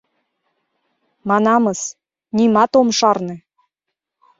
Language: Mari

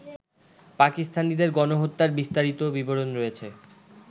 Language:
Bangla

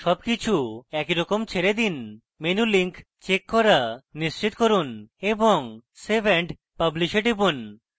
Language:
Bangla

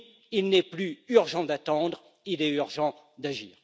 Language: French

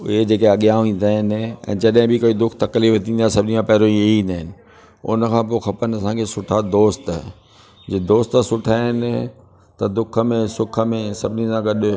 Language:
Sindhi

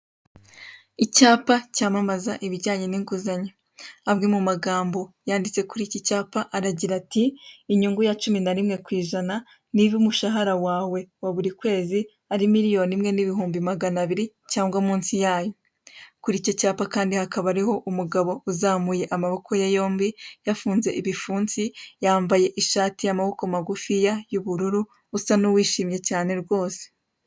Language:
Kinyarwanda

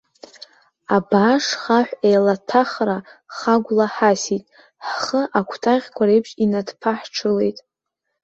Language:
Abkhazian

